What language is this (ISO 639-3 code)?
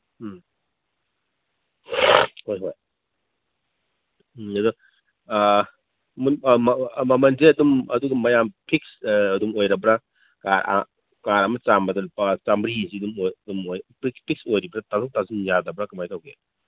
mni